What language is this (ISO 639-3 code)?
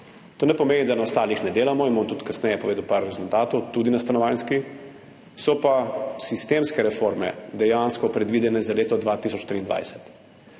slv